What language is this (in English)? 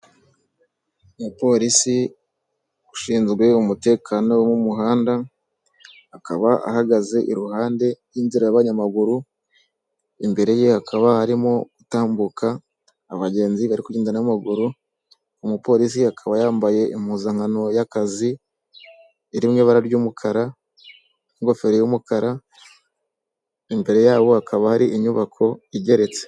Kinyarwanda